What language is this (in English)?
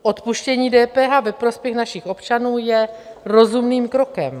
Czech